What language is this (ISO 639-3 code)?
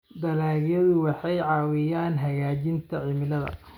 som